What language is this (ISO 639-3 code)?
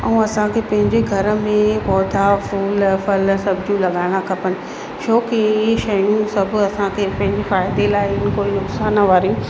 snd